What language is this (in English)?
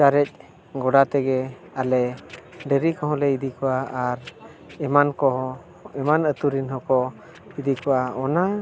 Santali